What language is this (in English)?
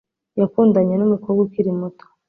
Kinyarwanda